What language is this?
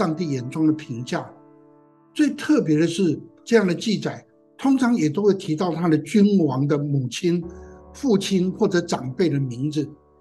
Chinese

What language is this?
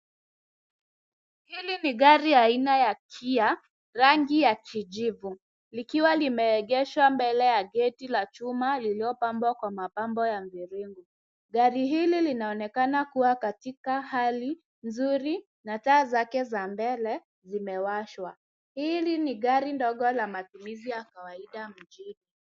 Swahili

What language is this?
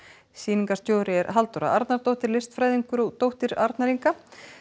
Icelandic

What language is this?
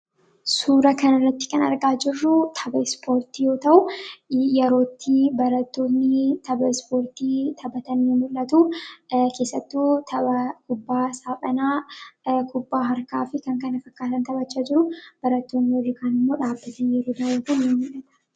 Oromo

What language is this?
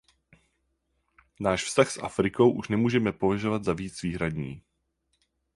Czech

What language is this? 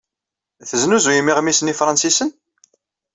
Kabyle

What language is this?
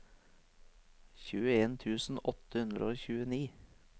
Norwegian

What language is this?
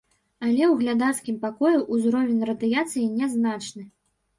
Belarusian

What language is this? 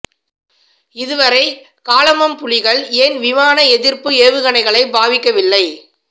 Tamil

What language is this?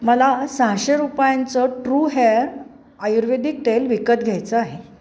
Marathi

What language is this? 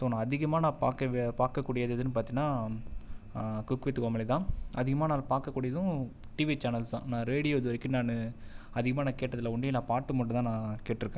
Tamil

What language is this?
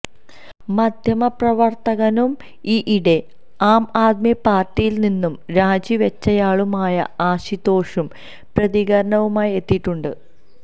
Malayalam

